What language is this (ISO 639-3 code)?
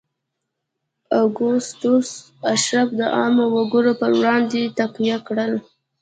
pus